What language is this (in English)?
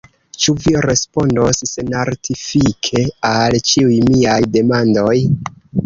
Esperanto